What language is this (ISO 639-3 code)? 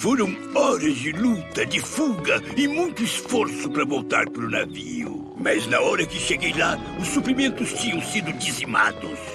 por